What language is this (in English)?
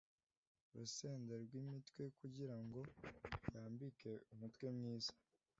Kinyarwanda